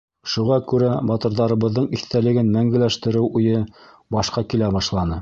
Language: Bashkir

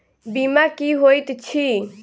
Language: Maithili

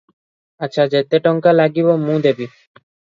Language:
Odia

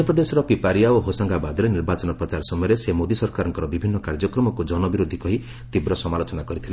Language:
Odia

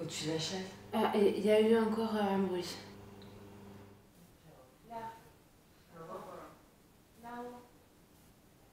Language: French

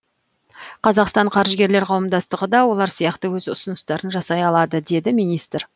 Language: Kazakh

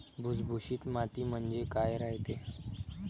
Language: Marathi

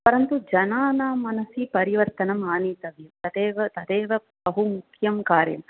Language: Sanskrit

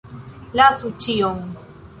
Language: Esperanto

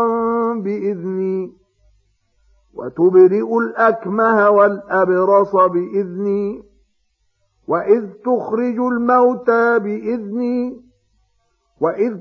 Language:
Arabic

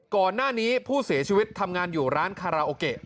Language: Thai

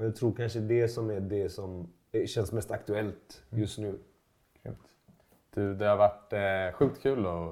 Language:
Swedish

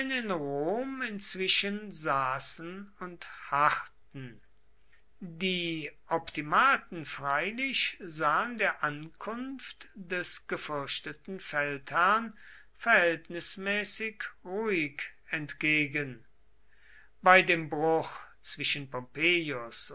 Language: German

